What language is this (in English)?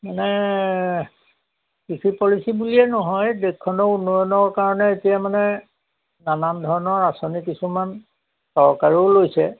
Assamese